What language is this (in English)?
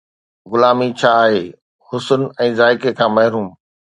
Sindhi